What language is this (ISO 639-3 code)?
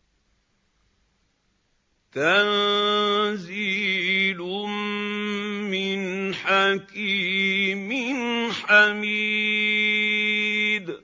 ara